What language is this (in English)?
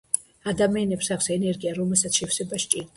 Georgian